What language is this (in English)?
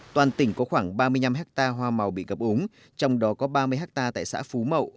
Vietnamese